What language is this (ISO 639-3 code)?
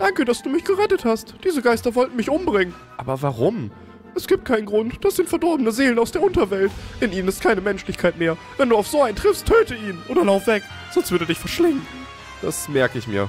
deu